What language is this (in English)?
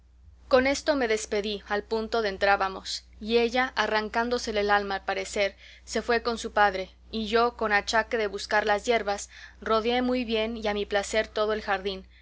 Spanish